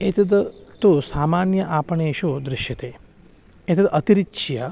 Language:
Sanskrit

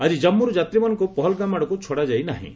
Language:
Odia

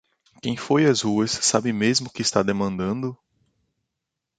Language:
Portuguese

